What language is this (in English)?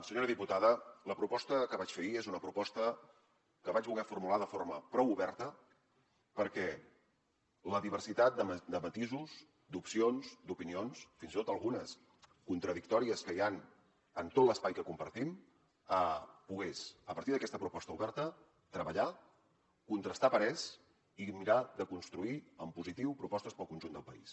Catalan